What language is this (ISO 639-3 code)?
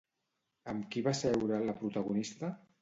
cat